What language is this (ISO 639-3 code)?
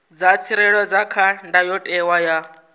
ven